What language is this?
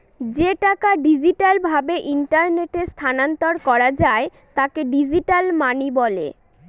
Bangla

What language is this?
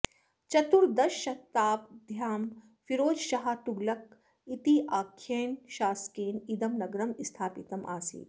Sanskrit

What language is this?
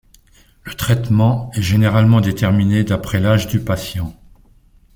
French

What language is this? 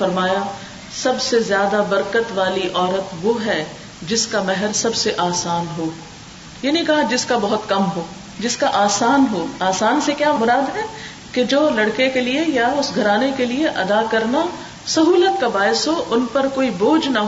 Urdu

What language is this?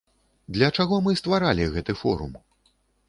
Belarusian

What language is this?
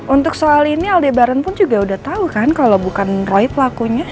Indonesian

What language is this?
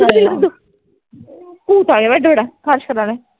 Punjabi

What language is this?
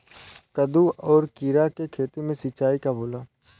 Bhojpuri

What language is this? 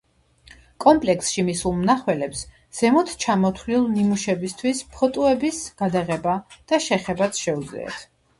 Georgian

